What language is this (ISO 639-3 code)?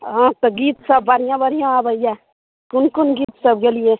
mai